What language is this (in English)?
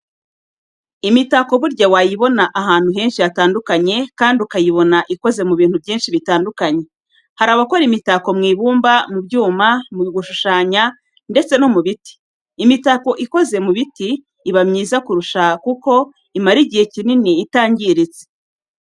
Kinyarwanda